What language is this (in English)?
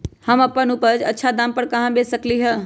Magahi